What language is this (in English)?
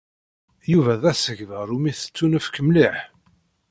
Kabyle